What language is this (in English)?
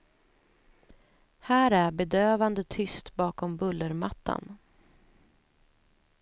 Swedish